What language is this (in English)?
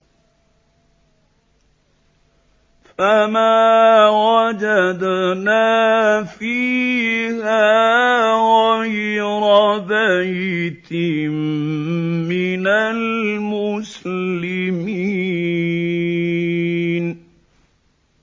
Arabic